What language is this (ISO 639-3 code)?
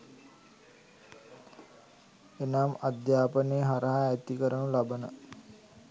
sin